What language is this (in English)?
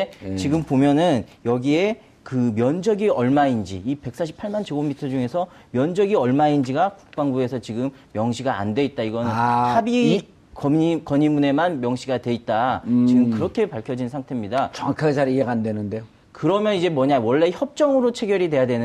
Korean